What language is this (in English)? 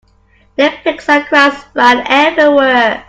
English